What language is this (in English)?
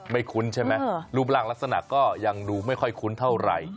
Thai